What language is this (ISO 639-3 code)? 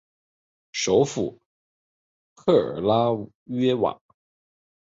zho